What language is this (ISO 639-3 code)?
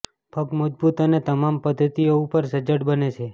guj